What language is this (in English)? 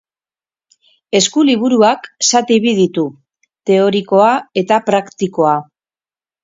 Basque